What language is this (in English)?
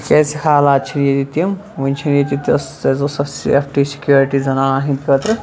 Kashmiri